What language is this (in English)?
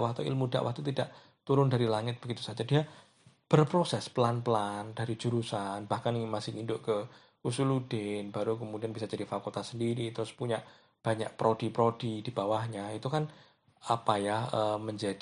Indonesian